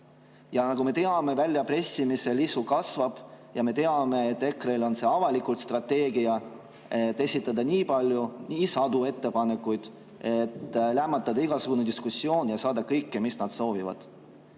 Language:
Estonian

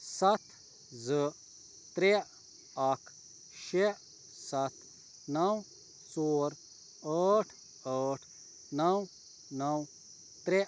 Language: Kashmiri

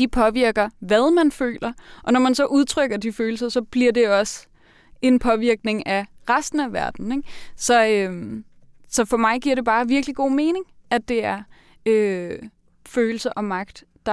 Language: Danish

